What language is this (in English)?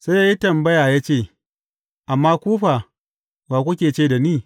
Hausa